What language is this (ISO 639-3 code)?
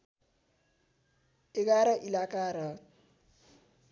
nep